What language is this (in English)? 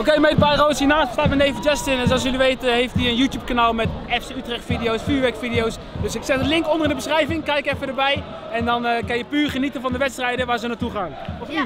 Dutch